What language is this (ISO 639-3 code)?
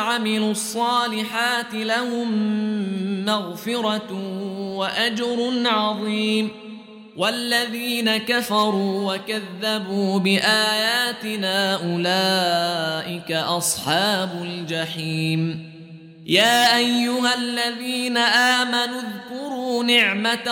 ara